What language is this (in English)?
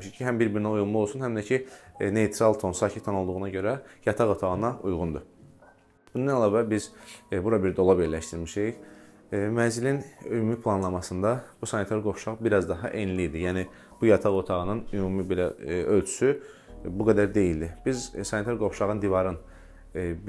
Turkish